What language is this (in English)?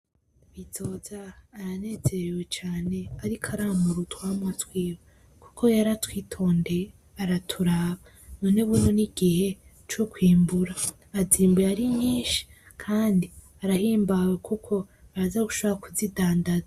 Rundi